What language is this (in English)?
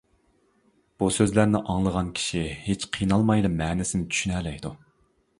Uyghur